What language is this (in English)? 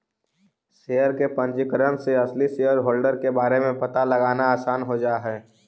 Magahi